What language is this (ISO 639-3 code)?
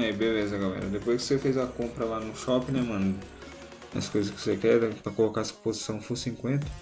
por